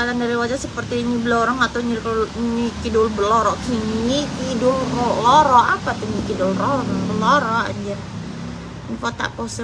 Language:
Indonesian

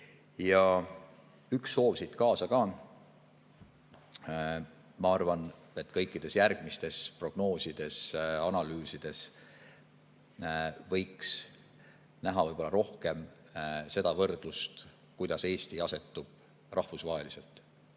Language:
Estonian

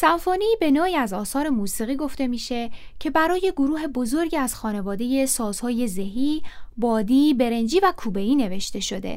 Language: Persian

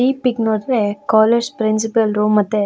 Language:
Kannada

